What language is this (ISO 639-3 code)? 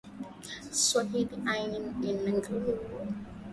swa